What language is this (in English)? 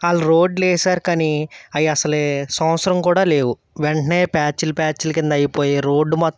Telugu